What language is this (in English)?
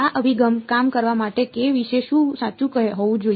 Gujarati